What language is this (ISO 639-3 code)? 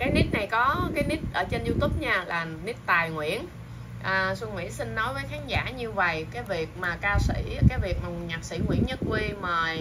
vie